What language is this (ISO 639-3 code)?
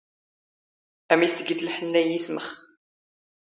zgh